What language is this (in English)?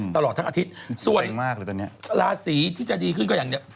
Thai